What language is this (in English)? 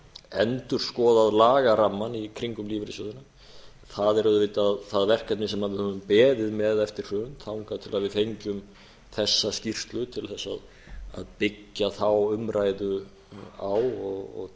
Icelandic